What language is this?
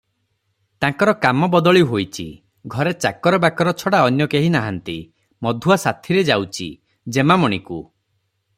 Odia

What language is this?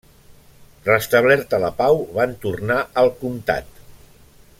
Catalan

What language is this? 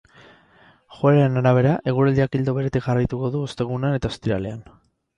Basque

